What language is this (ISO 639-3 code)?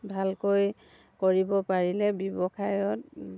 asm